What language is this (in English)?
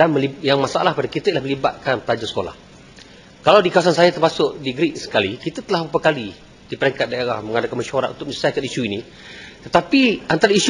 Malay